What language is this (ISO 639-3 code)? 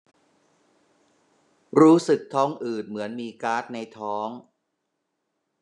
tha